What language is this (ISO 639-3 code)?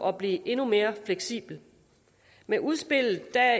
dan